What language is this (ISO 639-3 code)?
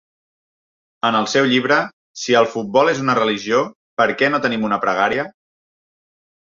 cat